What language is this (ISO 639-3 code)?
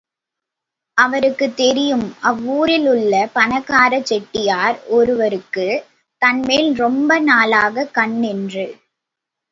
tam